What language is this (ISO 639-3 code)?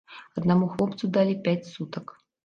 bel